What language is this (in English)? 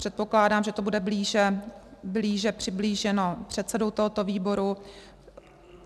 Czech